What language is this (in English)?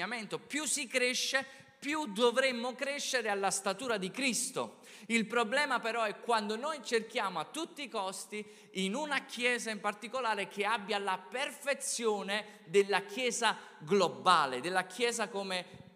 Italian